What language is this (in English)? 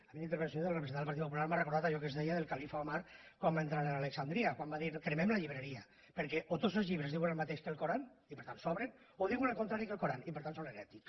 Catalan